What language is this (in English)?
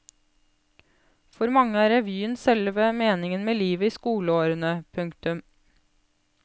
Norwegian